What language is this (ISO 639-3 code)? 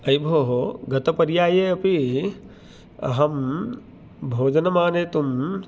san